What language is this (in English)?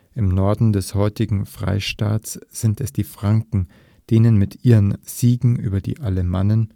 German